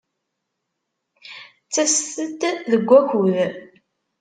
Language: Kabyle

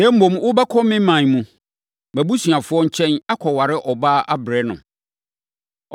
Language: Akan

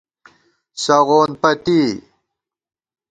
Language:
Gawar-Bati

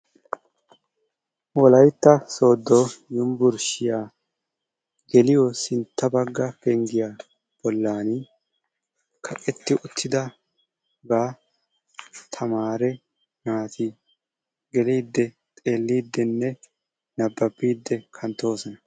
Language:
Wolaytta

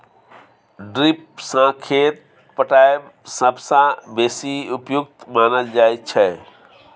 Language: Maithili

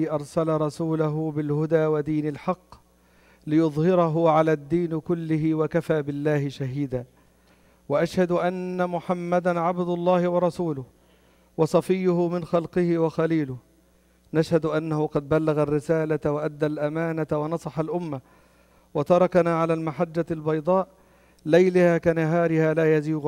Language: Arabic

